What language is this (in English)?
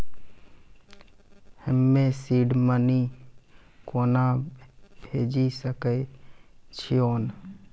Maithili